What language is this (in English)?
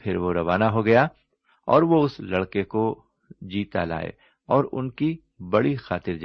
Urdu